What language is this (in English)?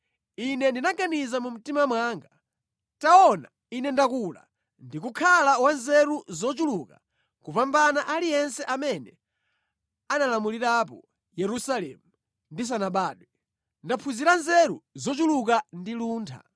Nyanja